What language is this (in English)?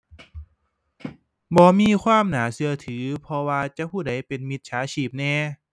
Thai